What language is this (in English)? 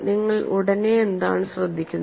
Malayalam